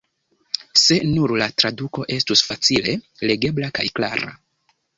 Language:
Esperanto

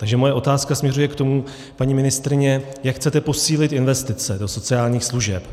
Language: Czech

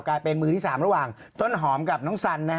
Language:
Thai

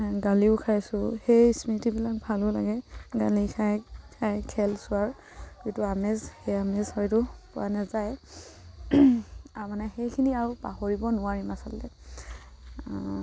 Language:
Assamese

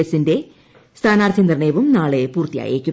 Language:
Malayalam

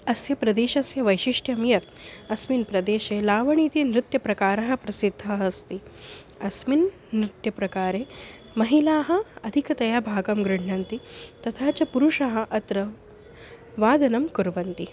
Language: Sanskrit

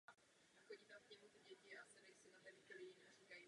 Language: Czech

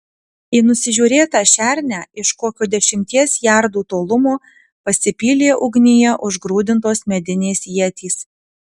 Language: Lithuanian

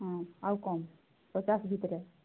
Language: Odia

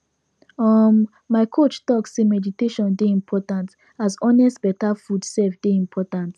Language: Nigerian Pidgin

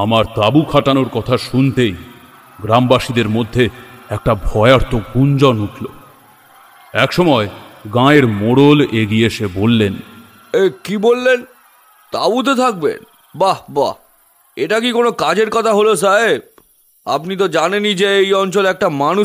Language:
Bangla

